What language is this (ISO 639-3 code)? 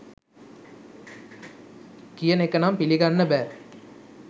sin